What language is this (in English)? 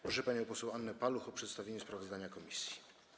Polish